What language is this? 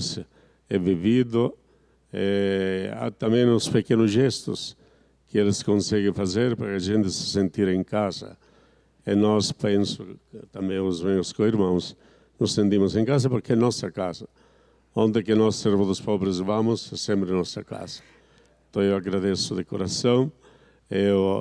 Portuguese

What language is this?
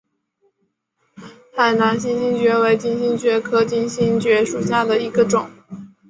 Chinese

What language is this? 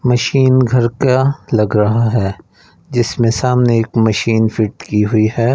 Hindi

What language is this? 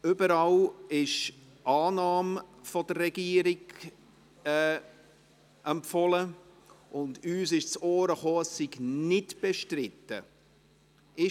Swiss German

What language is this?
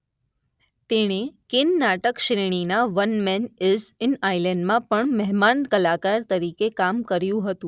Gujarati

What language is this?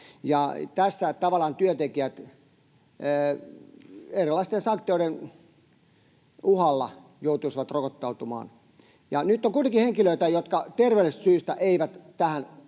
Finnish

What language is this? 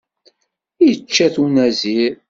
Kabyle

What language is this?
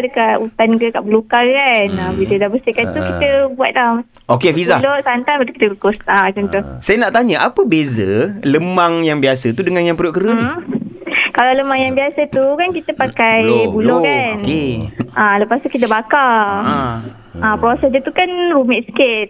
Malay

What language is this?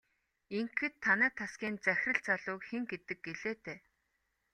Mongolian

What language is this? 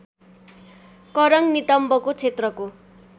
Nepali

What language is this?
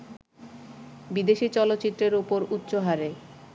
Bangla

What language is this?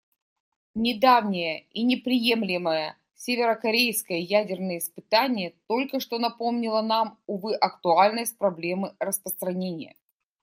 Russian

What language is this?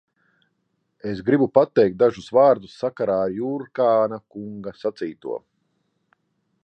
Latvian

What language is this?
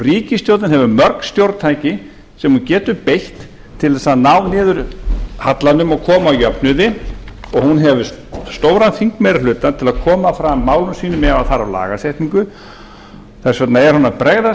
Icelandic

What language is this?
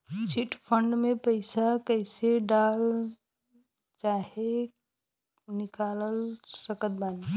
Bhojpuri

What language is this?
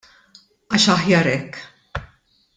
Maltese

